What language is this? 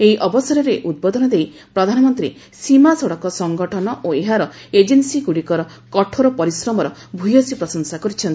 Odia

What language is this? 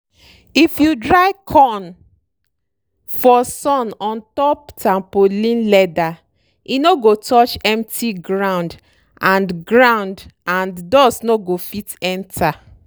Nigerian Pidgin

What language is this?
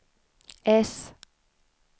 Swedish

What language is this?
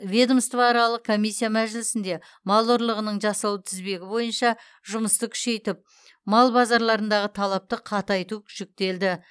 Kazakh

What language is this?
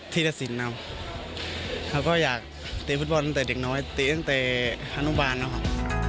Thai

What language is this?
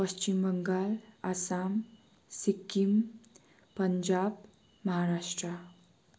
Nepali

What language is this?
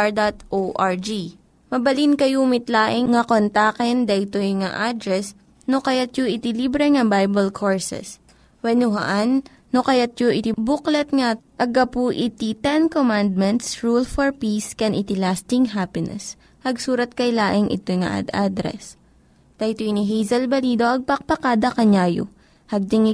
Filipino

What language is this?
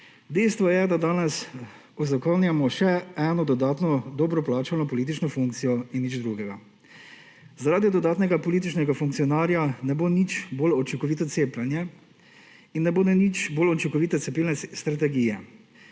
Slovenian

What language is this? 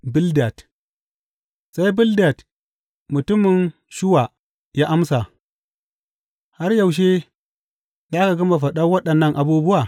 Hausa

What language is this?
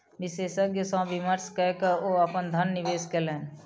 Maithili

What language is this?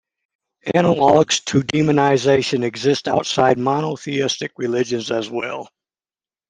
English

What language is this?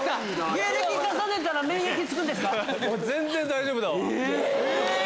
Japanese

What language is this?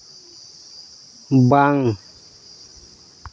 Santali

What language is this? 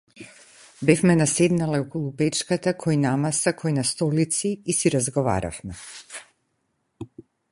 Macedonian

